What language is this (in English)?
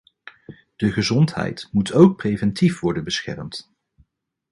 Dutch